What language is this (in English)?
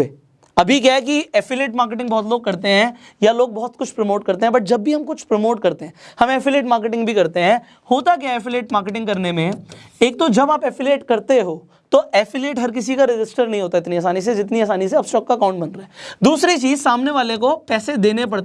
Hindi